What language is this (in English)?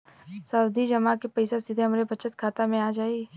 Bhojpuri